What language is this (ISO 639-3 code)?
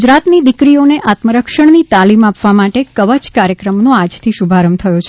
guj